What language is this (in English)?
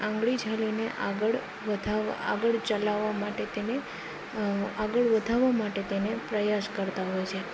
Gujarati